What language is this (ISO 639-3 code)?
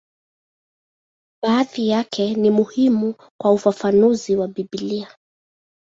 swa